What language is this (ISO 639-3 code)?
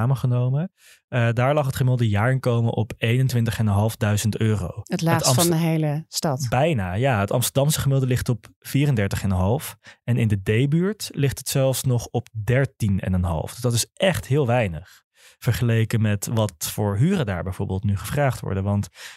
nld